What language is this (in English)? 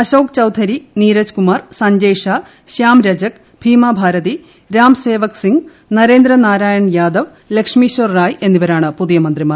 Malayalam